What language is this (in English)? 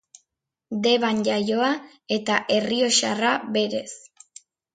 Basque